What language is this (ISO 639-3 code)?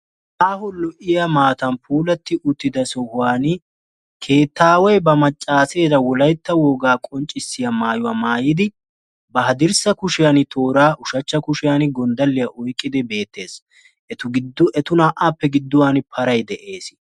wal